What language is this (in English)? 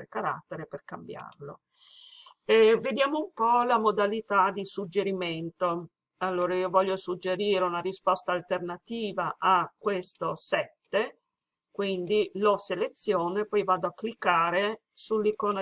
Italian